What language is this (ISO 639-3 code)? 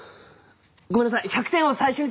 jpn